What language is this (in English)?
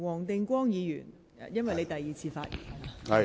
Cantonese